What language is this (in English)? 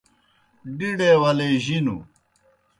Kohistani Shina